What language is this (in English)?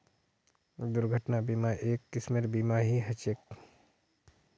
Magahi